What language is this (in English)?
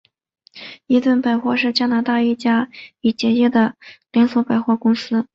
Chinese